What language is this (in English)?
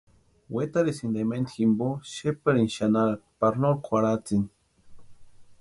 Western Highland Purepecha